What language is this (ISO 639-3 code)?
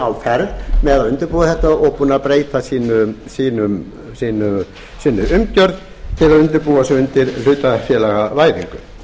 isl